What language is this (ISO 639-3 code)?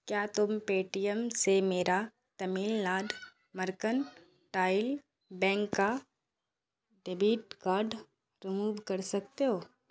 urd